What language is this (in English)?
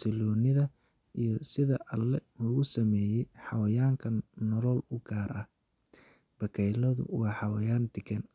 Somali